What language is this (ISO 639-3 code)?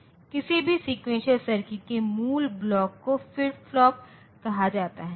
hin